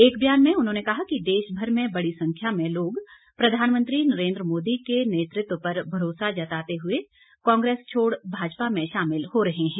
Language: Hindi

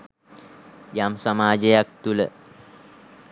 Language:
Sinhala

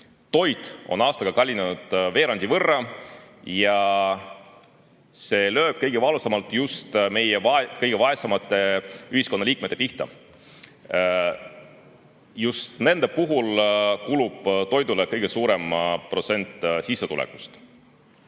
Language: Estonian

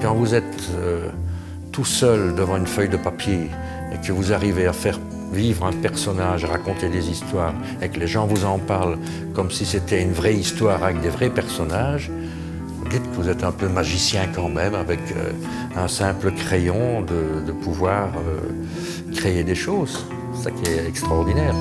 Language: French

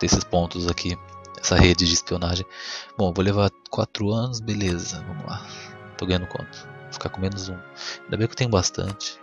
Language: Portuguese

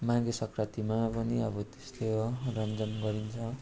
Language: Nepali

